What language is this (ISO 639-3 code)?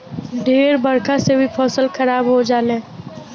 bho